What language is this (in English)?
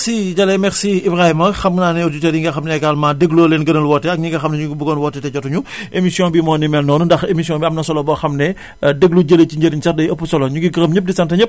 Wolof